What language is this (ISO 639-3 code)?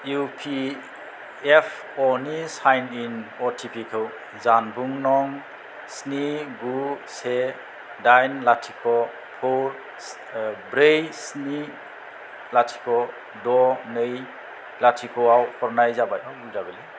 brx